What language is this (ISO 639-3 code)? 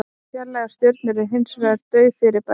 isl